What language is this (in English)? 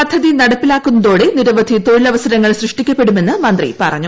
Malayalam